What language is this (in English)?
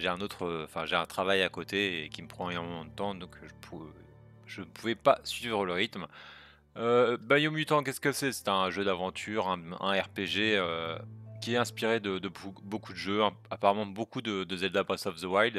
French